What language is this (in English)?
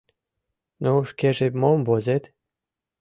Mari